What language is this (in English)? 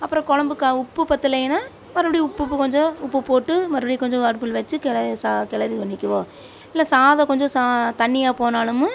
Tamil